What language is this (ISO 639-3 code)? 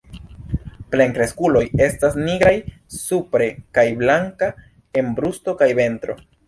epo